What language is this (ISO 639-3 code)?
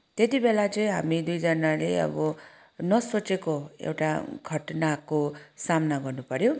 nep